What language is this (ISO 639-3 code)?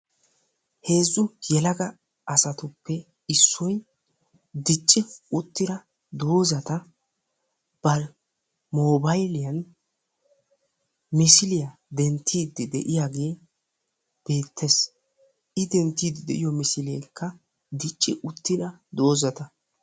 wal